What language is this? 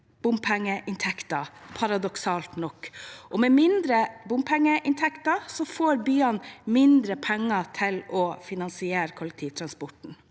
Norwegian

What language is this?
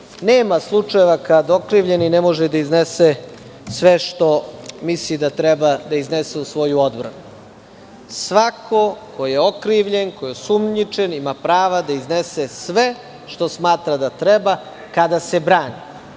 Serbian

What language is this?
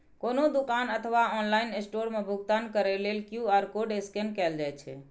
Maithili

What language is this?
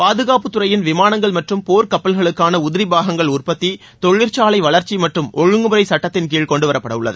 Tamil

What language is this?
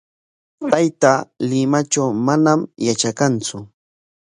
Corongo Ancash Quechua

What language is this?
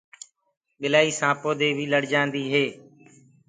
Gurgula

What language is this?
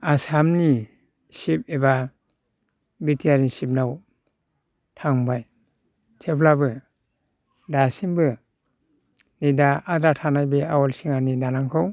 Bodo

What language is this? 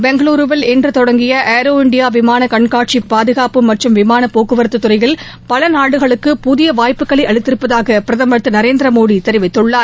Tamil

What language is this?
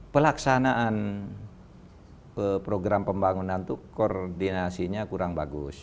Indonesian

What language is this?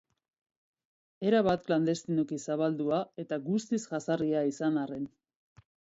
Basque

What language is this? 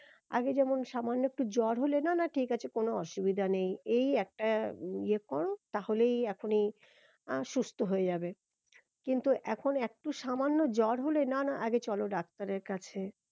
Bangla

